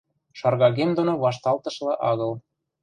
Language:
Western Mari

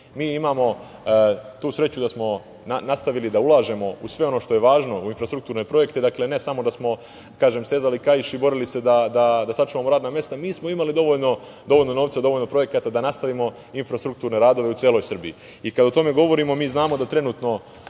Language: Serbian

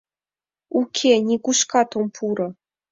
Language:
Mari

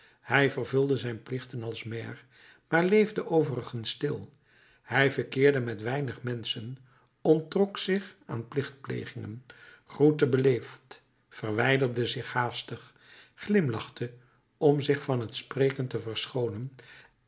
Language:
Dutch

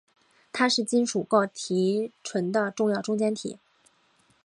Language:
Chinese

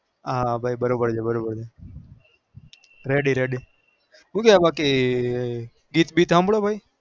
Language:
Gujarati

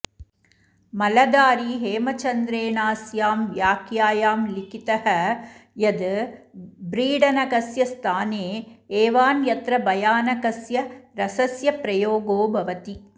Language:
Sanskrit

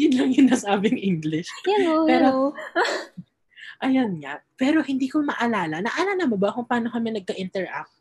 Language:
Filipino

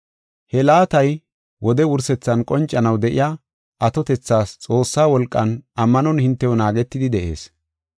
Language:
Gofa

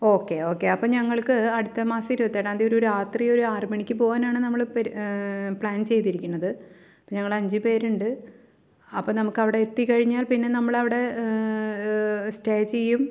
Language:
Malayalam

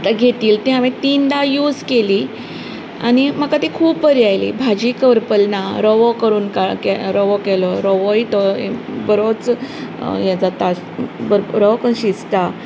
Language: Konkani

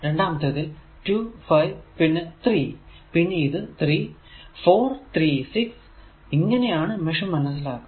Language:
Malayalam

